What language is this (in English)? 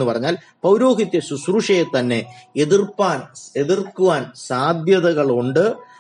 Malayalam